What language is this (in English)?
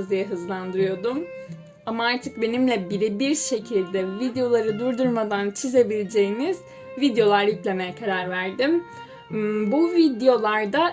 Turkish